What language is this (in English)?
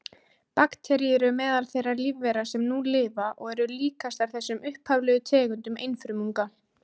Icelandic